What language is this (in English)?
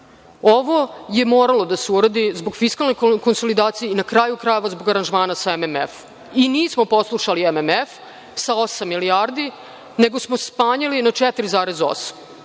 Serbian